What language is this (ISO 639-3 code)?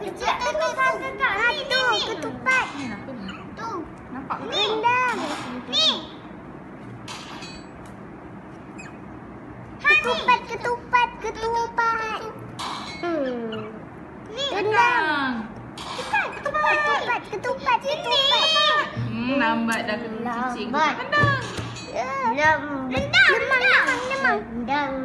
msa